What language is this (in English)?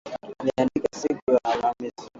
Swahili